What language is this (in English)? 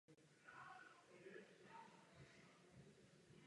Czech